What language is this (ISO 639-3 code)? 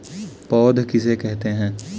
hin